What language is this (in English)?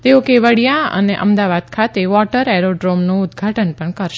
Gujarati